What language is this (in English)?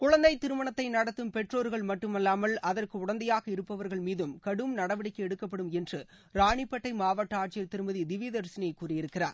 Tamil